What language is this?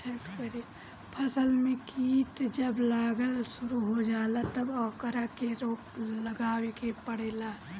Bhojpuri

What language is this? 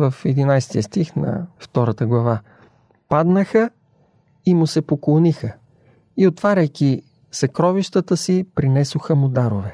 Bulgarian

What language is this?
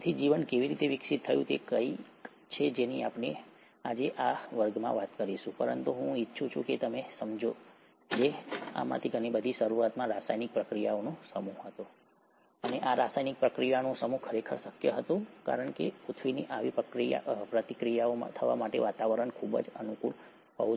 Gujarati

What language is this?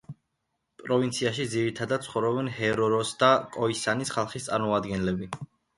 Georgian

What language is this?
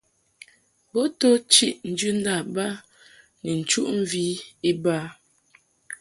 Mungaka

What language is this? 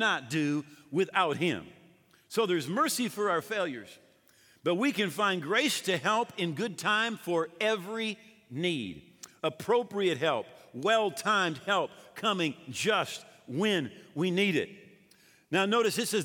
English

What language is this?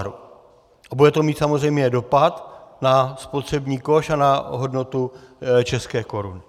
Czech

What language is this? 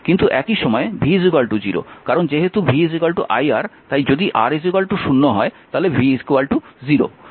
Bangla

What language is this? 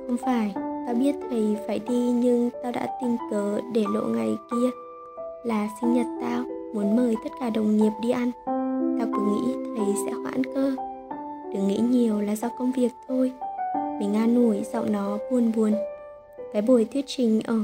Vietnamese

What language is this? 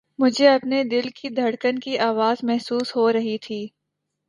Urdu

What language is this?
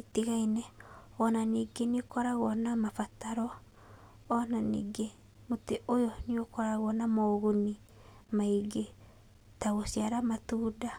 Kikuyu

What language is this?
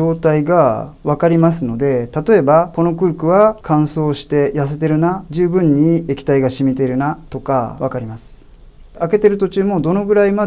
Japanese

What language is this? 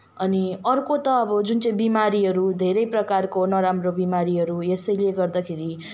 Nepali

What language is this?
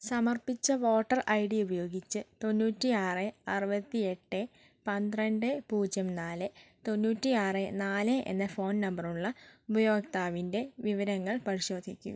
Malayalam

